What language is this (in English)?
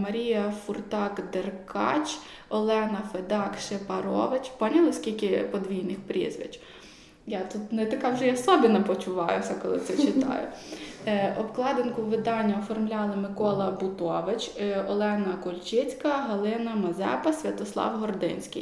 Ukrainian